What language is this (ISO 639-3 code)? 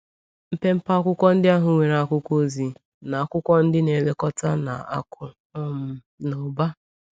ibo